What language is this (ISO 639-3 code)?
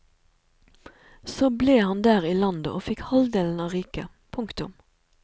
nor